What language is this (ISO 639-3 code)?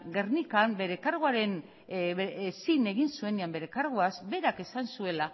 eus